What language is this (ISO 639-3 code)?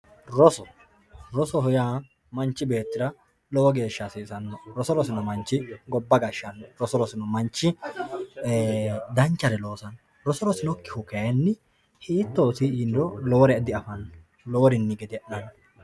sid